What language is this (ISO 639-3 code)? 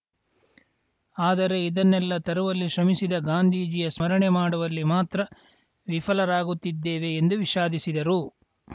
kan